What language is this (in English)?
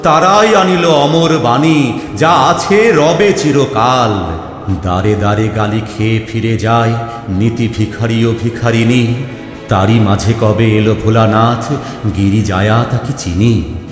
Bangla